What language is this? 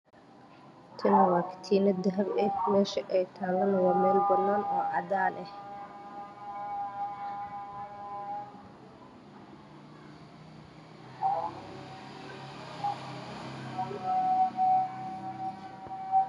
Somali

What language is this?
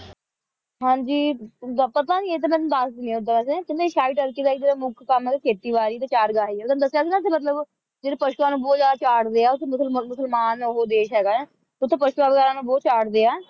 Punjabi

